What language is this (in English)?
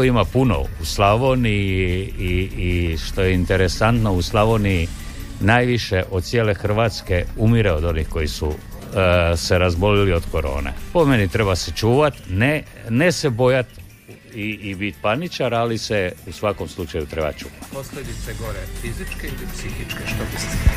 Croatian